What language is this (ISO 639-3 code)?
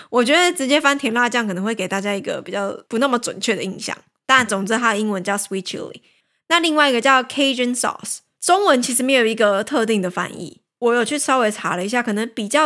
zho